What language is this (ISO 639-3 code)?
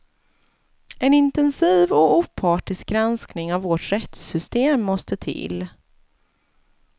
swe